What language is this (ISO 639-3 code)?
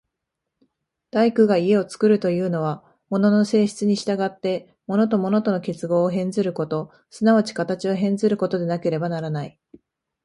jpn